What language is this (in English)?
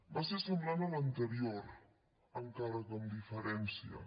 Catalan